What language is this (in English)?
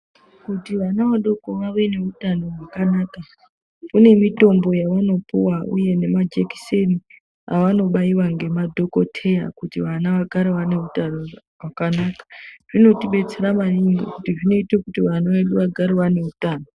Ndau